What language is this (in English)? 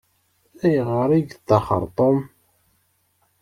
Kabyle